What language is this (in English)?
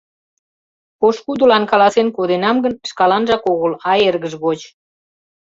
Mari